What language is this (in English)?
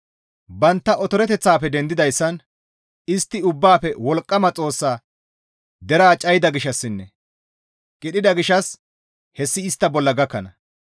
Gamo